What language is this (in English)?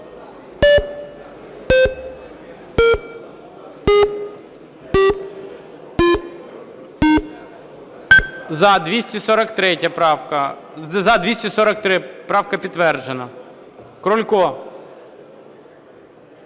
Ukrainian